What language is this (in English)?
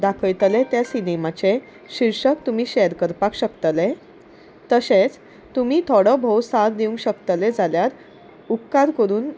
Konkani